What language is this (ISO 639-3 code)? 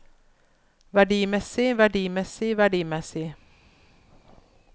nor